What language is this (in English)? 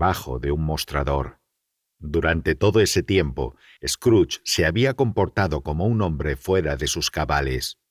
Spanish